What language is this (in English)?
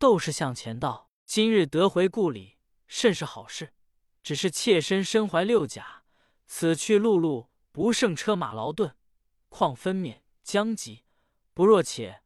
Chinese